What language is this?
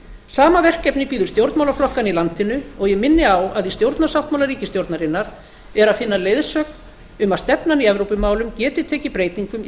Icelandic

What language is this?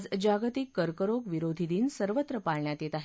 Marathi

